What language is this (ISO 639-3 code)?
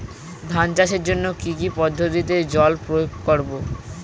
ben